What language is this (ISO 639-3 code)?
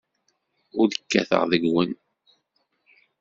kab